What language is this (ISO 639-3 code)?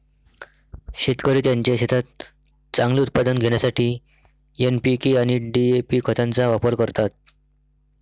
mar